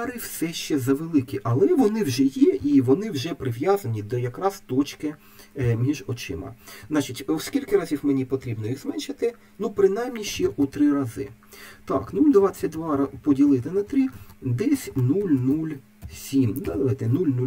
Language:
Ukrainian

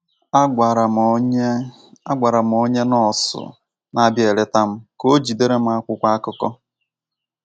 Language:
Igbo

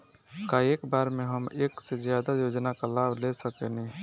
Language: Bhojpuri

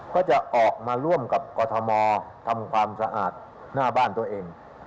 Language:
Thai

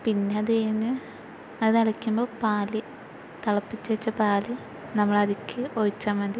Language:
Malayalam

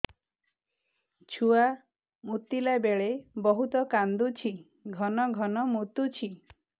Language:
Odia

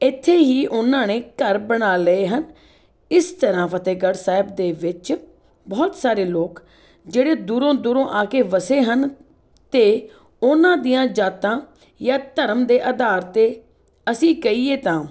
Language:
Punjabi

